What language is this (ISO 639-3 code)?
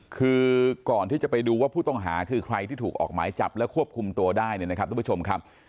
tha